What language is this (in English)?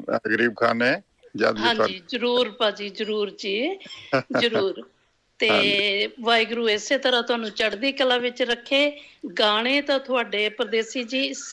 Punjabi